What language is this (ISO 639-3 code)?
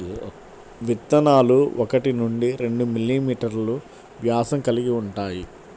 tel